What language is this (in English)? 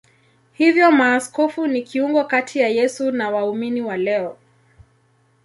Swahili